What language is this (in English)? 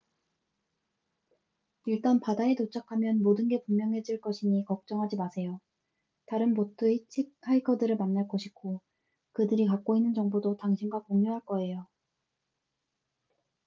Korean